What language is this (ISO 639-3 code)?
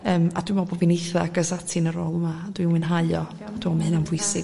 cym